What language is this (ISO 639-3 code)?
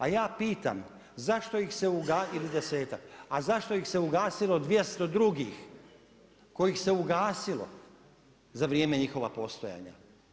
hrv